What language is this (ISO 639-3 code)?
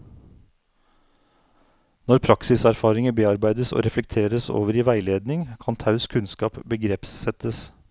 nor